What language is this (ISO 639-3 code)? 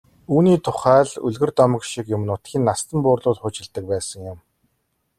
mon